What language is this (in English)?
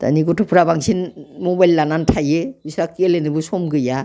Bodo